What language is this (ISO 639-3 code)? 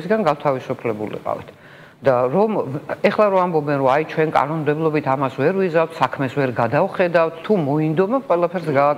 ron